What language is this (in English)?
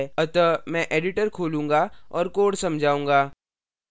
Hindi